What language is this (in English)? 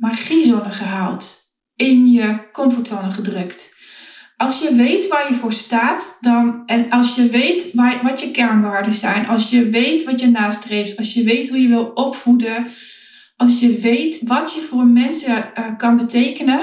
Dutch